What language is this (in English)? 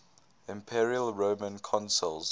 English